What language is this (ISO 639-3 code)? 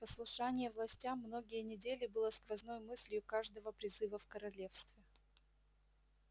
rus